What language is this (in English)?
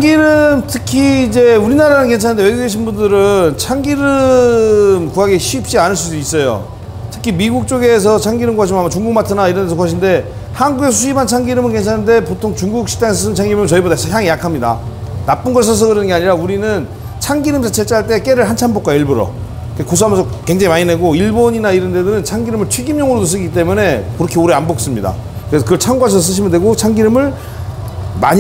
Korean